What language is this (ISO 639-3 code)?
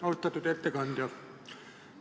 est